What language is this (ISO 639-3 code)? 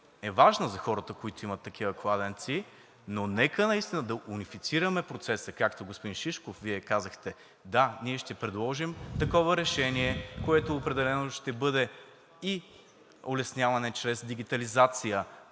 bul